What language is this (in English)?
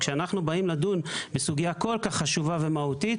Hebrew